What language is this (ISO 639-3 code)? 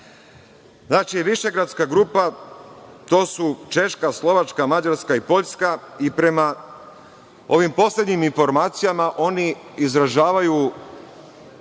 srp